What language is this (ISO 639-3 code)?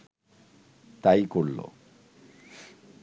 ben